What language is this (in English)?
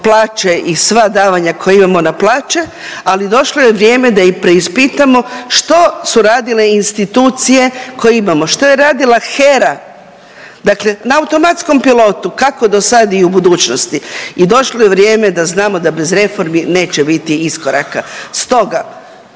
Croatian